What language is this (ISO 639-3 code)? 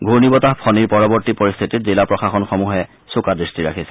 asm